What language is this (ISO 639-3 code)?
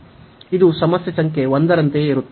kan